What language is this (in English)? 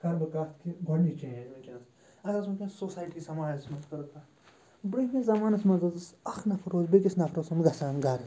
Kashmiri